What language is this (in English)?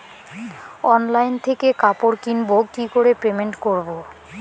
Bangla